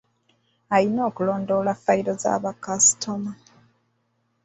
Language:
Ganda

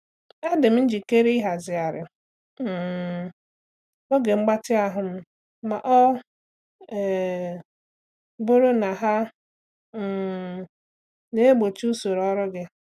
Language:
Igbo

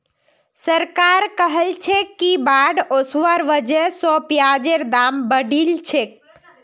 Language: Magahi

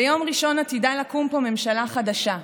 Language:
Hebrew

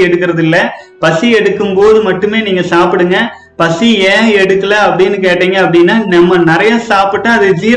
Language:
Tamil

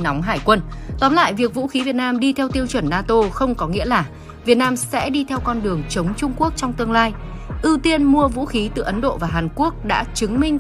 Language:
Vietnamese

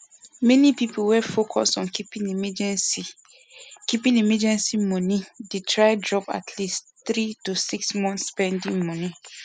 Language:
Nigerian Pidgin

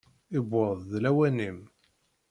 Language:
Kabyle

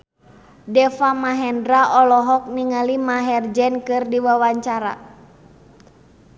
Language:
Sundanese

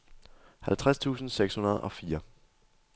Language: Danish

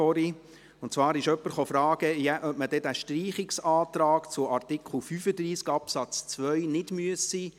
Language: Swiss German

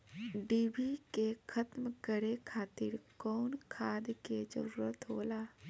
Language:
Bhojpuri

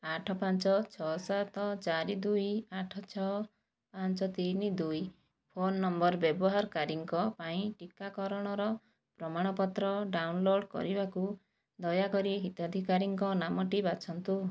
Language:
Odia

